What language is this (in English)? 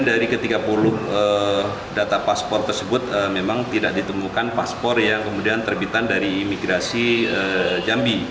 Indonesian